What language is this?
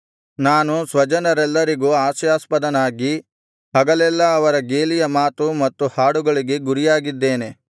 Kannada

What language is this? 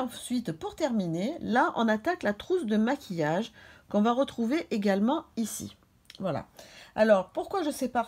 French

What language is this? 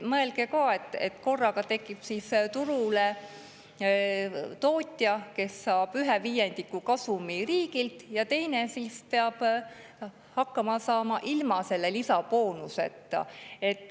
Estonian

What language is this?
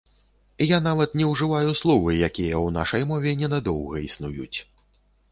Belarusian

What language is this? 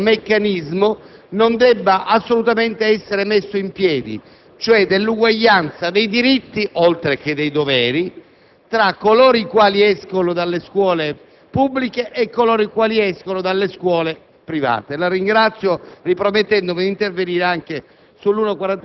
Italian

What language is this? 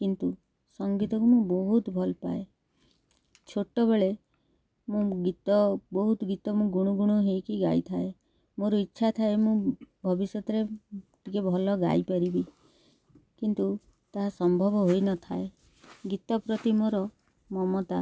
Odia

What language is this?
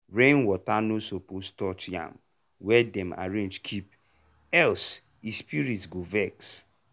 Nigerian Pidgin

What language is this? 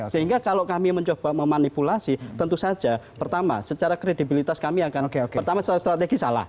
Indonesian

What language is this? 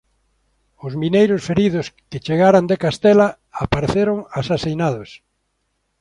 Galician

